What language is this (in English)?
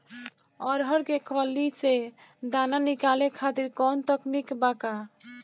Bhojpuri